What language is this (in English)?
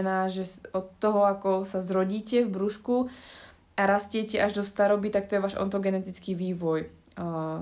Slovak